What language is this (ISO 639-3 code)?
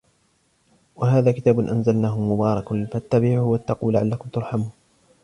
ara